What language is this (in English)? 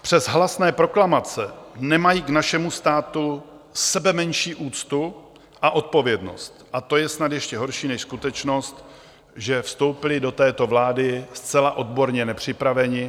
Czech